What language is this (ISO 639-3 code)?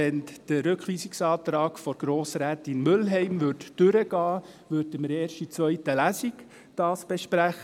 gsw